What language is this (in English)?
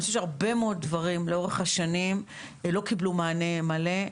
Hebrew